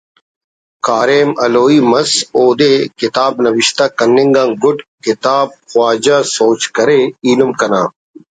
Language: Brahui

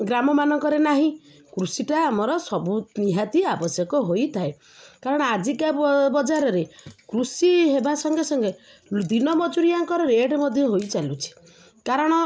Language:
Odia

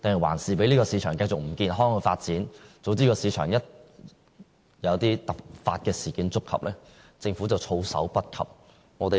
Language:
Cantonese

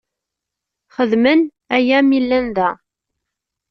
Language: Kabyle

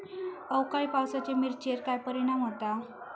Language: Marathi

